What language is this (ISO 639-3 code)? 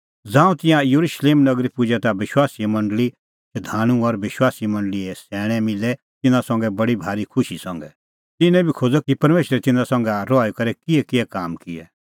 kfx